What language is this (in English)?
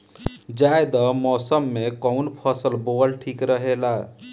Bhojpuri